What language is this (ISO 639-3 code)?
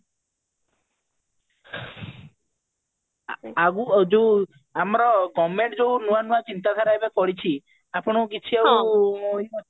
ori